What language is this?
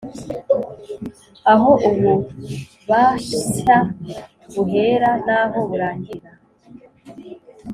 Kinyarwanda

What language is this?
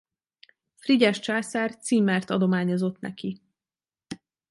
Hungarian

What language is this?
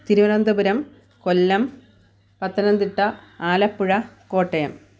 Malayalam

